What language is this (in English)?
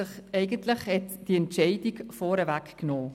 Swiss German